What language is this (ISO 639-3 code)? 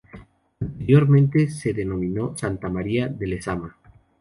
spa